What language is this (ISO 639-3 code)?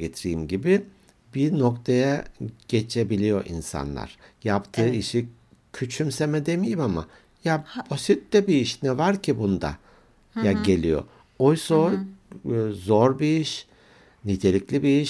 tur